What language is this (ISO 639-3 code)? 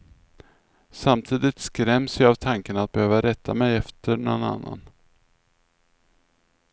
swe